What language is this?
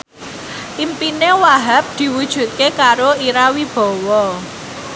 Javanese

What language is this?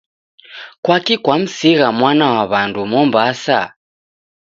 Taita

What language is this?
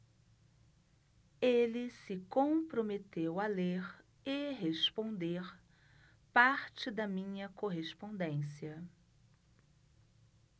Portuguese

